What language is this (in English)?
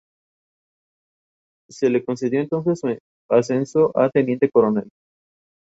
Spanish